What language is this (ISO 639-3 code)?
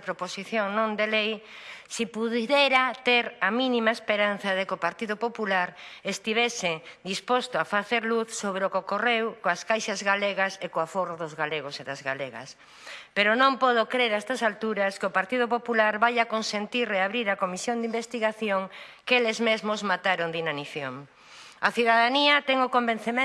spa